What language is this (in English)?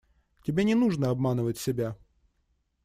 Russian